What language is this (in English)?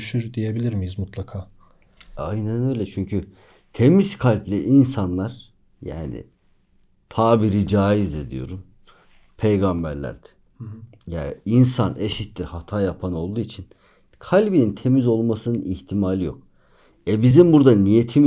Turkish